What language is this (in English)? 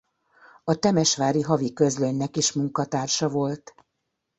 Hungarian